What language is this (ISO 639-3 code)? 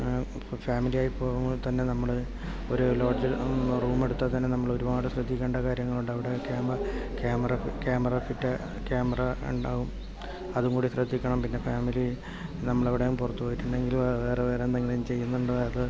mal